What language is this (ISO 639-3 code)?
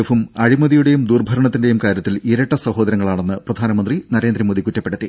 mal